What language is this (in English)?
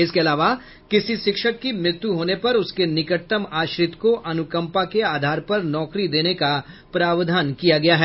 Hindi